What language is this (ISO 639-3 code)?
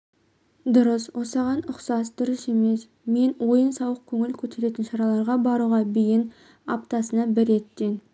kaz